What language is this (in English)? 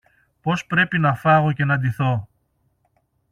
Greek